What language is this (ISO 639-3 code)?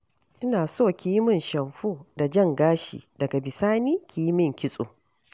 hau